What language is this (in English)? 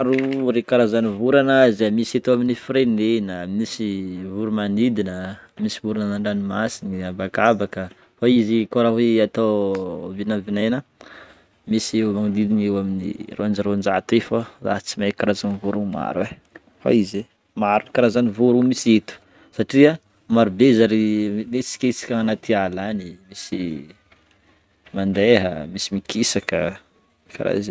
Northern Betsimisaraka Malagasy